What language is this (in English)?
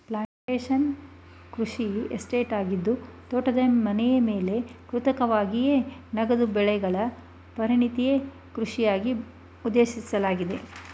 Kannada